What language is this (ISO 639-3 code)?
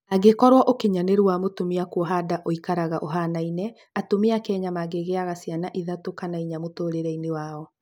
kik